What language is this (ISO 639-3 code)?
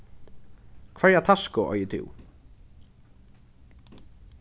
fao